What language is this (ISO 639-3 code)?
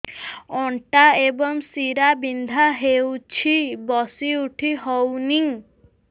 ori